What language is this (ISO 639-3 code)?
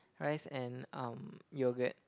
eng